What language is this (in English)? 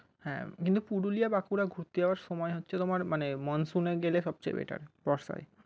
Bangla